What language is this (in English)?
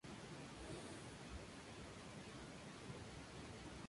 Spanish